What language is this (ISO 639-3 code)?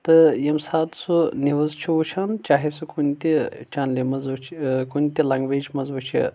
kas